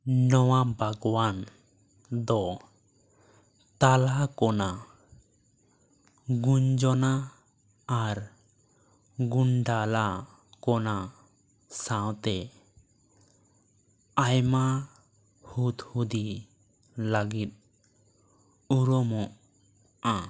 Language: Santali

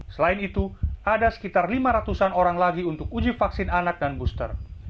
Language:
Indonesian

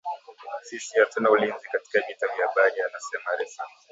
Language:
Swahili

